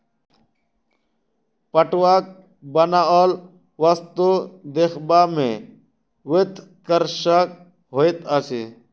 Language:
Maithili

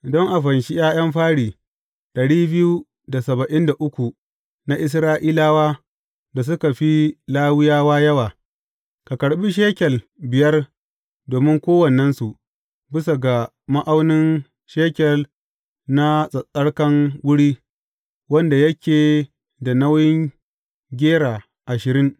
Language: Hausa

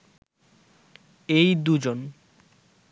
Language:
Bangla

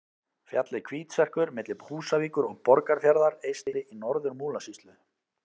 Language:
Icelandic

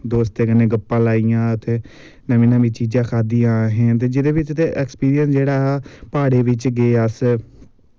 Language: Dogri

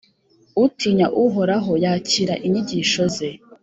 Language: Kinyarwanda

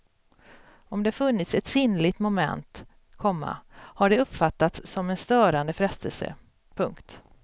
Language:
Swedish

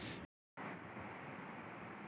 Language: Bangla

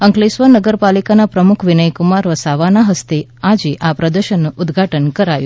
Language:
Gujarati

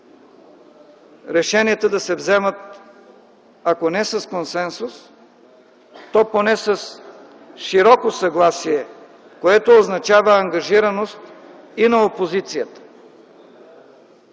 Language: Bulgarian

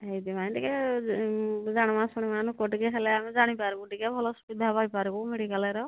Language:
Odia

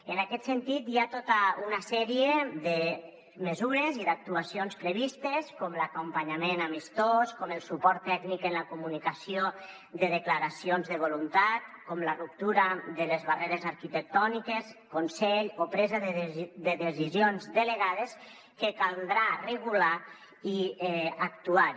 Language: Catalan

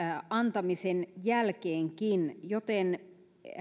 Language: Finnish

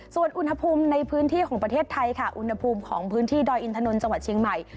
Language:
Thai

